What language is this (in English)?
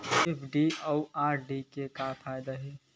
Chhattisgarhi